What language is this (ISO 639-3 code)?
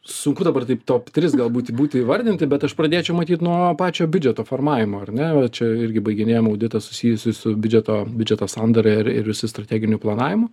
lit